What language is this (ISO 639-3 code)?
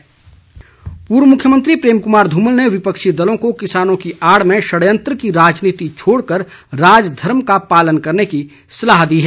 hin